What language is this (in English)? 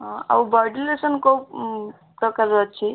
Odia